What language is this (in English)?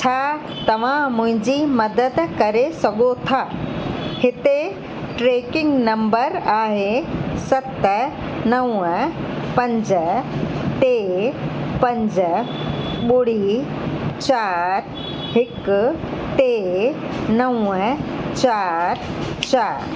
Sindhi